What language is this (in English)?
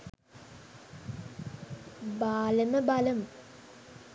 Sinhala